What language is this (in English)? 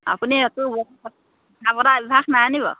Assamese